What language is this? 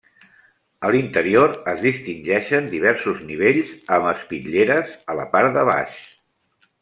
Catalan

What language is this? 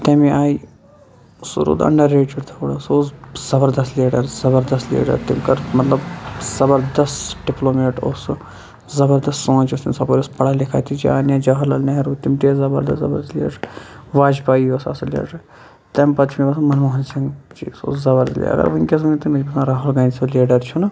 Kashmiri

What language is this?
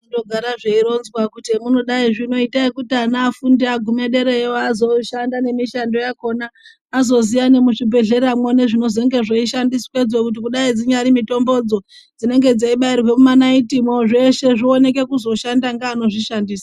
Ndau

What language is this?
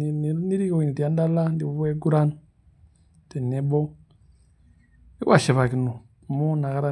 Masai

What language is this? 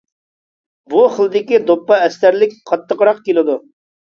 Uyghur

